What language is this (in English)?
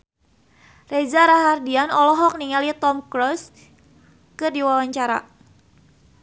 Sundanese